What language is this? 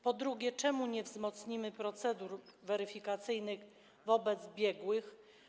Polish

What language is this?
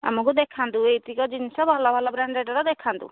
Odia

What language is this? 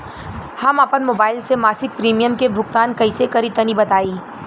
Bhojpuri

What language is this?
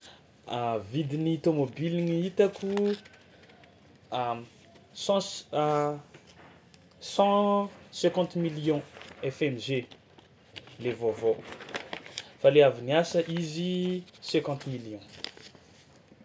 Tsimihety Malagasy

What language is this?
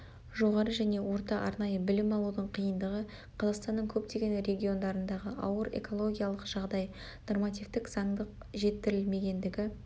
Kazakh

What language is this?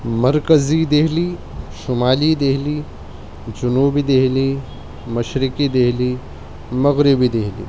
Urdu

